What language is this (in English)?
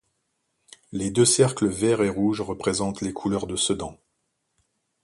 French